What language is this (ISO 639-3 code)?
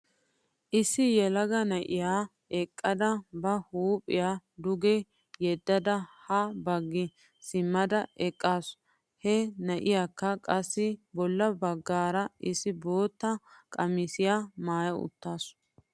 wal